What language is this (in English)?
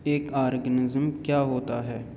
Urdu